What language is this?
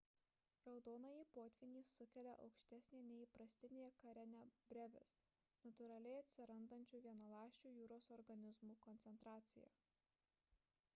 Lithuanian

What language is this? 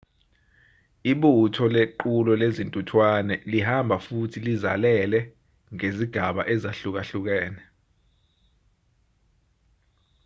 Zulu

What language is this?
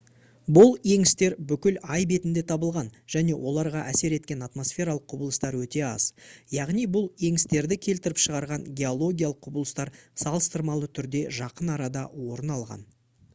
Kazakh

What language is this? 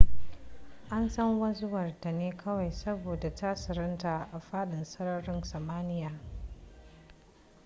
Hausa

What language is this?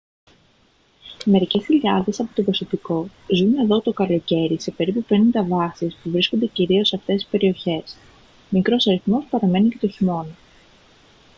Greek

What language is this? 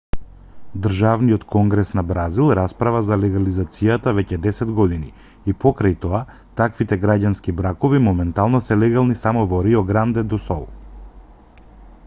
Macedonian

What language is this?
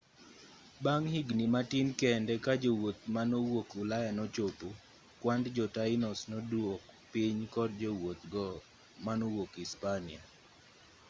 Luo (Kenya and Tanzania)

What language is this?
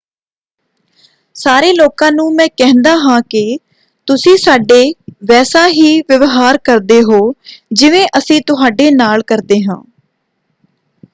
Punjabi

